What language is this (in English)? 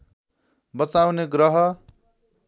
Nepali